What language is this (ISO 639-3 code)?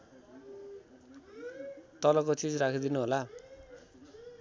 nep